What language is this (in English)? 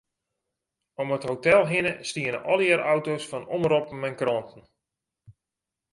Western Frisian